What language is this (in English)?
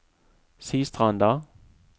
Norwegian